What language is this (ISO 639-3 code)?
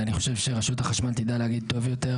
heb